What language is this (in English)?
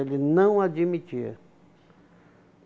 Portuguese